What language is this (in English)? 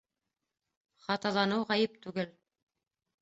Bashkir